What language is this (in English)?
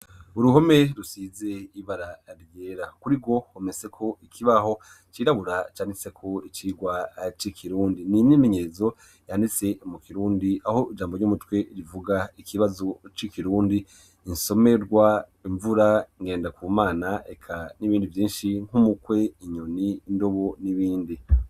Rundi